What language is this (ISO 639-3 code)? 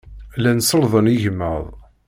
kab